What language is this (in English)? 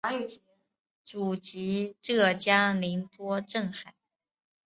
Chinese